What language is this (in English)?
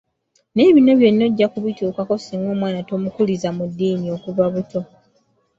Ganda